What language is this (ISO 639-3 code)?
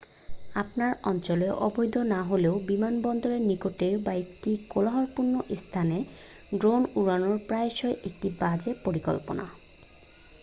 ben